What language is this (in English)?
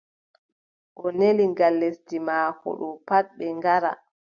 Adamawa Fulfulde